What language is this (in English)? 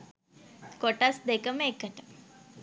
Sinhala